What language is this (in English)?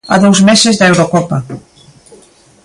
Galician